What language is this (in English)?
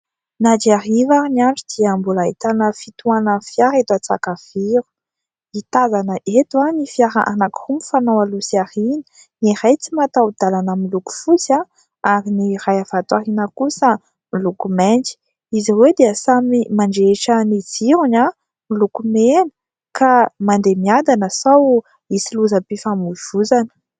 Malagasy